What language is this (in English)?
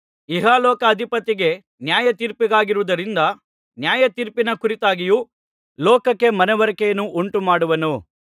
Kannada